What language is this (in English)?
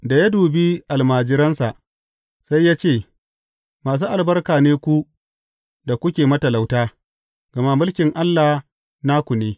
Hausa